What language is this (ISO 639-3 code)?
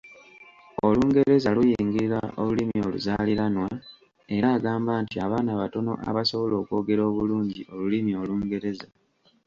lug